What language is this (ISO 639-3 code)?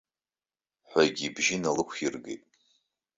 abk